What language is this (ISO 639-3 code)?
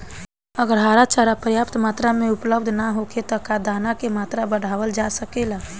bho